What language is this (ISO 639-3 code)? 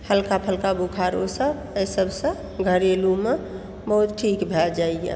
mai